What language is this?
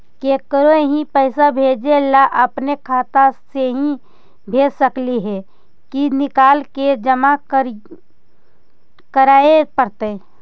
Magahi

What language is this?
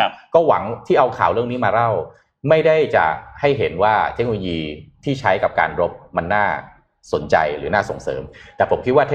Thai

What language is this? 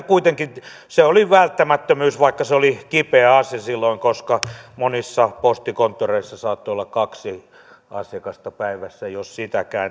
Finnish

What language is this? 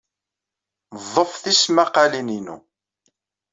Kabyle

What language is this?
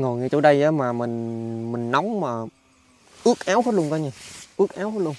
Vietnamese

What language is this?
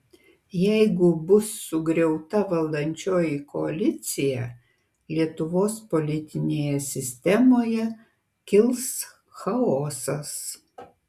Lithuanian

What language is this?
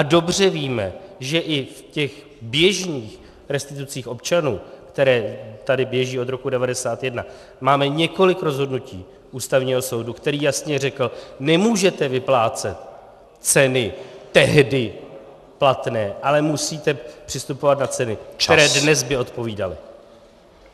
Czech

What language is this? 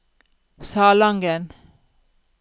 Norwegian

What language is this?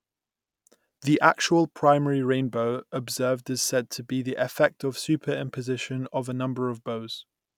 English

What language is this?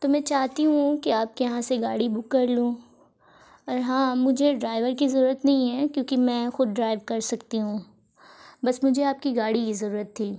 Urdu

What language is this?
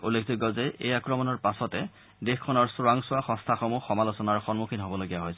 Assamese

